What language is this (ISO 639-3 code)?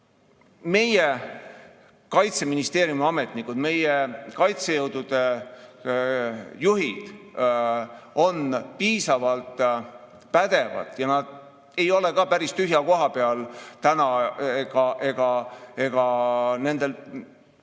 est